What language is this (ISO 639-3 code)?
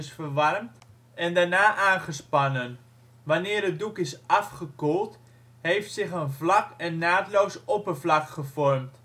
nld